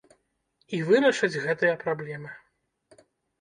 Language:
Belarusian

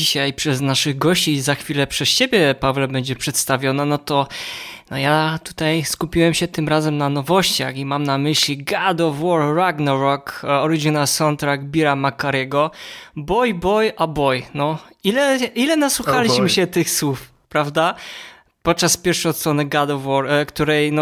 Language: Polish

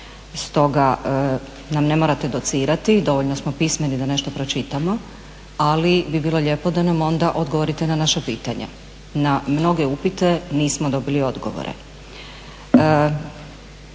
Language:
Croatian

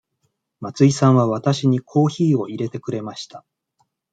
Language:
Japanese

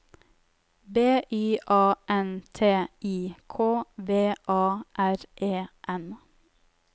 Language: Norwegian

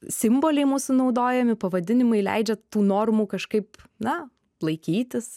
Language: Lithuanian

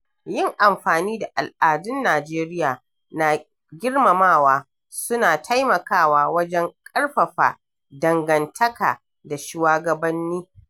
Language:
Hausa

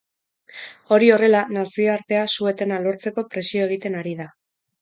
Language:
Basque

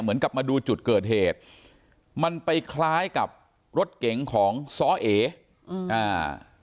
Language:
Thai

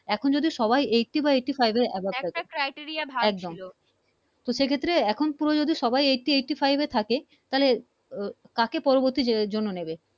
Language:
Bangla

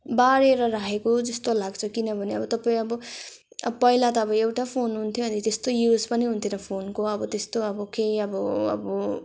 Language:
Nepali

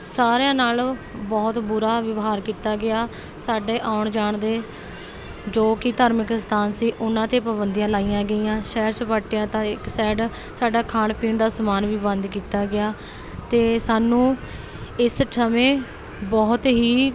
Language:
Punjabi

